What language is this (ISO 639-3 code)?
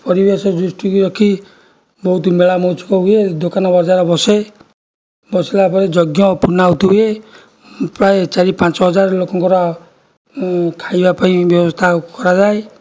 ori